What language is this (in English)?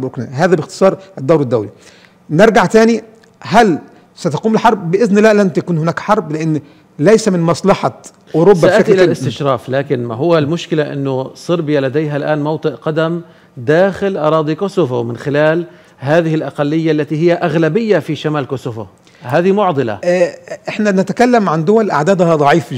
Arabic